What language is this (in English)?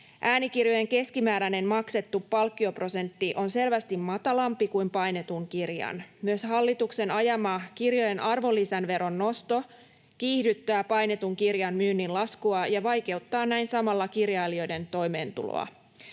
Finnish